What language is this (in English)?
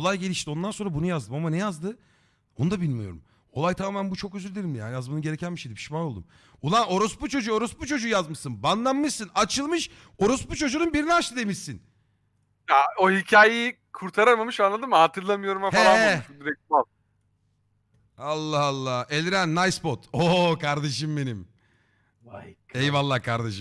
Turkish